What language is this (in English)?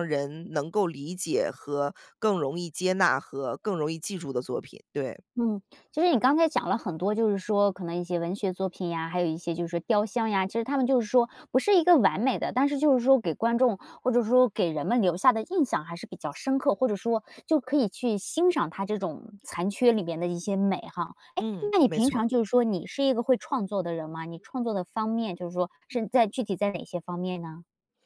Chinese